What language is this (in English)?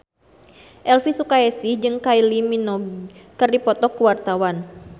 Sundanese